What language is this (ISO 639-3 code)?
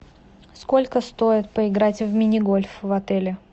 rus